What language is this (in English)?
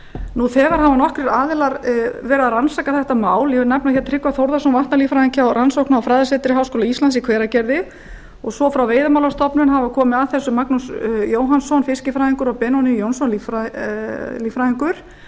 Icelandic